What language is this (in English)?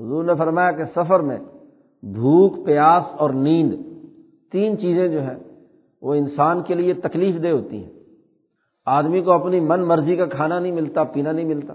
Urdu